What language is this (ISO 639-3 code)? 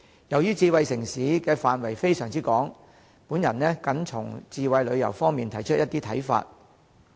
yue